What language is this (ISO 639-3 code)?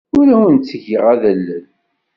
kab